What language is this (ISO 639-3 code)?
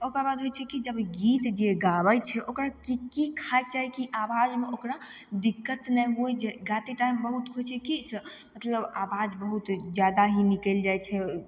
mai